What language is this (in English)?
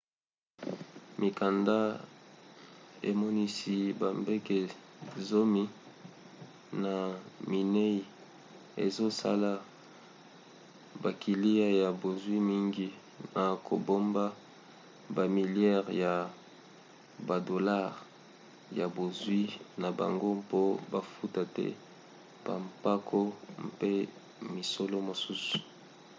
Lingala